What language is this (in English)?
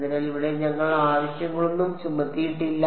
Malayalam